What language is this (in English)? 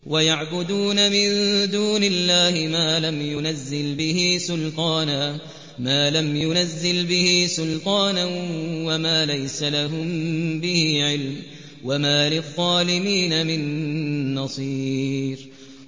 Arabic